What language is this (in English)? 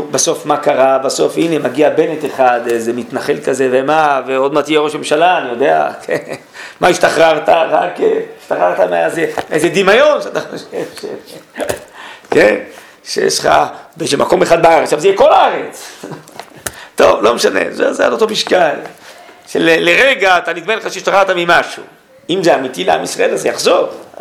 Hebrew